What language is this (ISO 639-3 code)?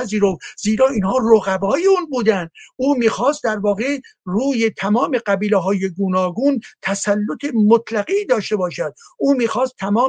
fas